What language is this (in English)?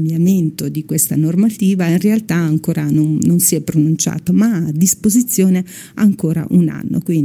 Italian